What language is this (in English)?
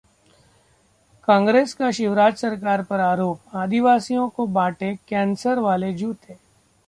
Hindi